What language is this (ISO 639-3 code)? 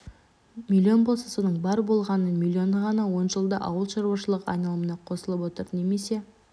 kaz